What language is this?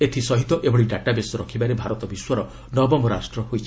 Odia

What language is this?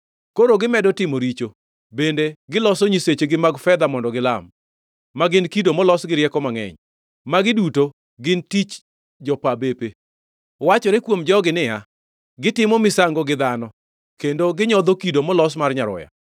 Luo (Kenya and Tanzania)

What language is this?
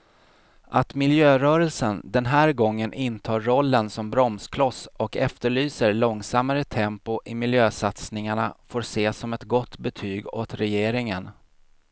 Swedish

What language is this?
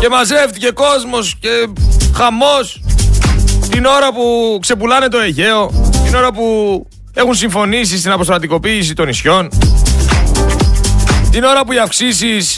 Greek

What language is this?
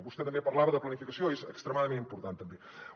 Catalan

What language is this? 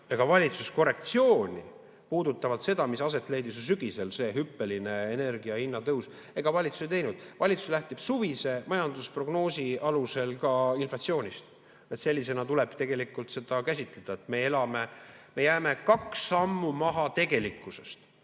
Estonian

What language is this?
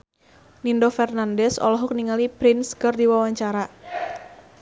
Sundanese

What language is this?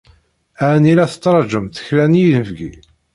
Kabyle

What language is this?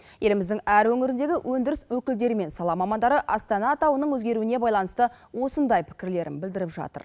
Kazakh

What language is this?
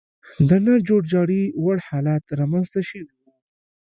Pashto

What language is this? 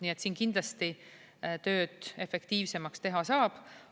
Estonian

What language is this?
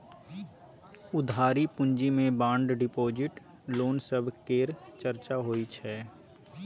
Maithili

